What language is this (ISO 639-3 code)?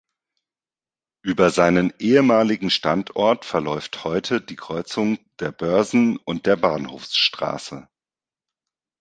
deu